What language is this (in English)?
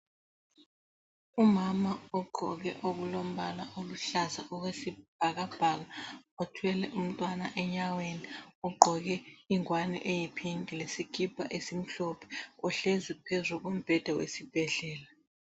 North Ndebele